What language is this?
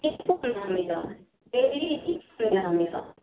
Maithili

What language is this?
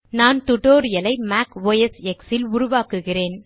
Tamil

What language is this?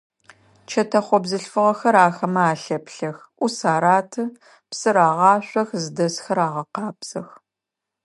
Adyghe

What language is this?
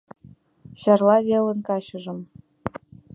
Mari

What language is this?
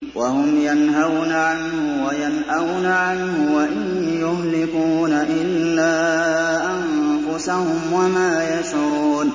Arabic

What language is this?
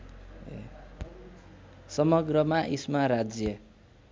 Nepali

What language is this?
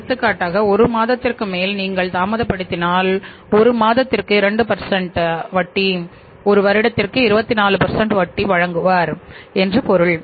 Tamil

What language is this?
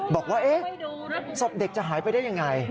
Thai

